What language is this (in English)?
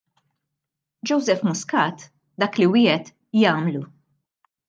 Maltese